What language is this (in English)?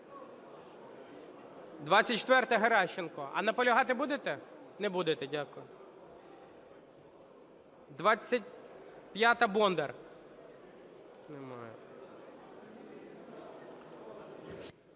Ukrainian